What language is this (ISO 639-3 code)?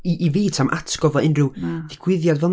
cym